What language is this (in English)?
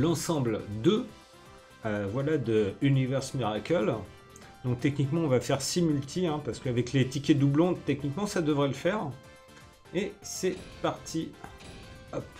French